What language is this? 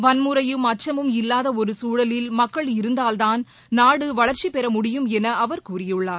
Tamil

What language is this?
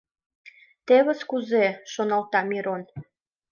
Mari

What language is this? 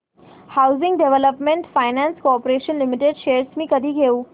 Marathi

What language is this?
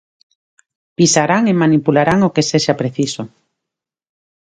Galician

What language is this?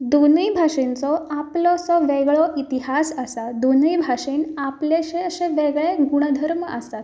Konkani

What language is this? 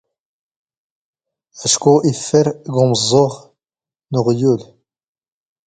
Standard Moroccan Tamazight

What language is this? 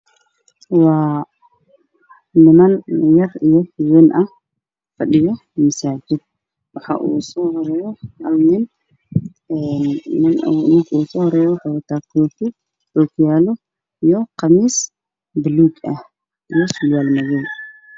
Somali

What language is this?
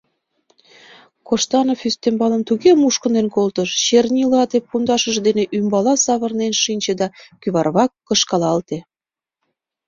Mari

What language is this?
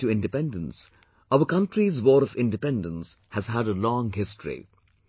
English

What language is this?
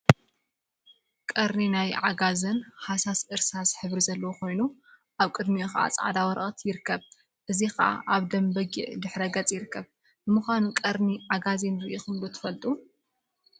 Tigrinya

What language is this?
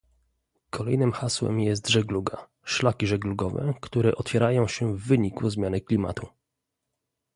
Polish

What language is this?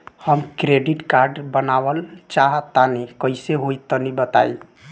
Bhojpuri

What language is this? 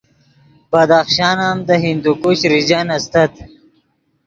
Yidgha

